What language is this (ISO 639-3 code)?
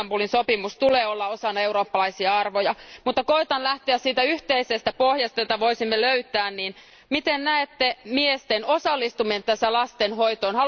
fin